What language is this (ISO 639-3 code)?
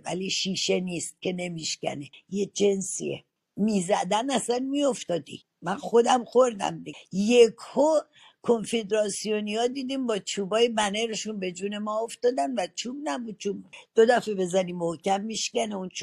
fas